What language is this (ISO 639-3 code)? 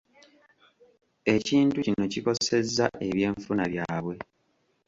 lug